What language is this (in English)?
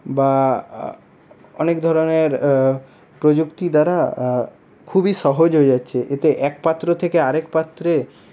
Bangla